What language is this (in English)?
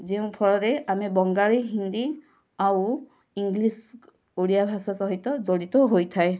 Odia